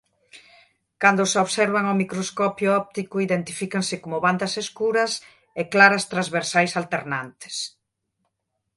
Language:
Galician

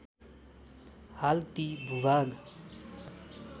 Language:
Nepali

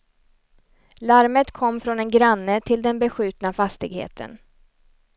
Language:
Swedish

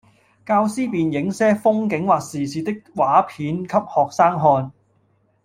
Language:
Cantonese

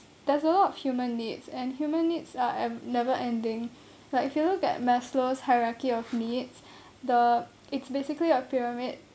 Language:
English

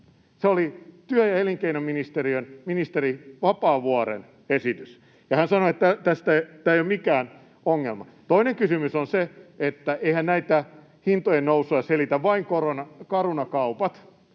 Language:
Finnish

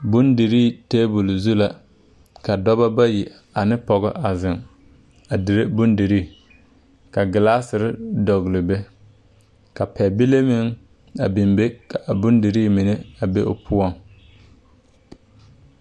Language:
Southern Dagaare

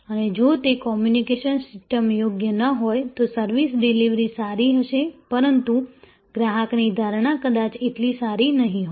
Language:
Gujarati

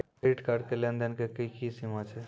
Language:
Maithili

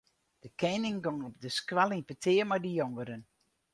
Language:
Western Frisian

